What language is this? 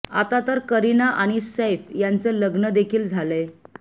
Marathi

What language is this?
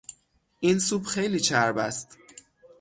Persian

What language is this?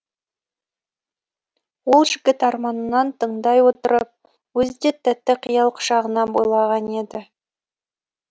Kazakh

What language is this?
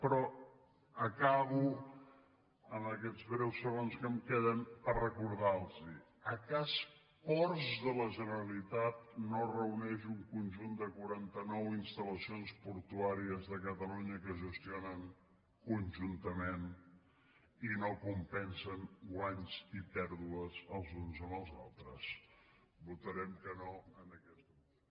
Catalan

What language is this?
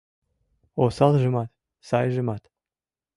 Mari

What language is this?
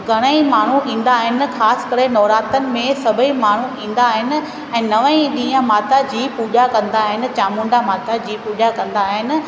Sindhi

